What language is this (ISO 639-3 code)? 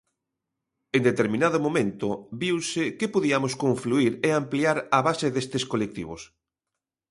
glg